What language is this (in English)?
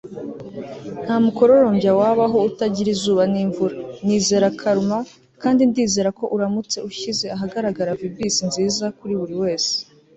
Kinyarwanda